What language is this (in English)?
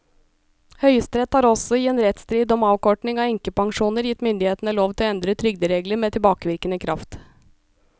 Norwegian